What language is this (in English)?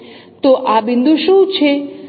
Gujarati